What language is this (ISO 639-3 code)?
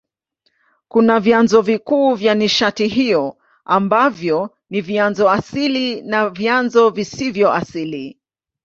swa